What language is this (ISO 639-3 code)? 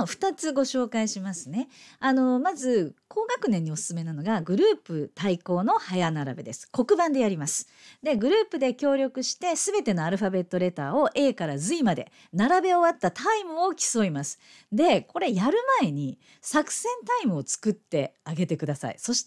jpn